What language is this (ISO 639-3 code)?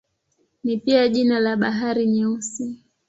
swa